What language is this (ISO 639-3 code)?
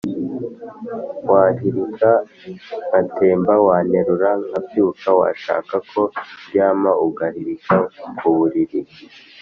kin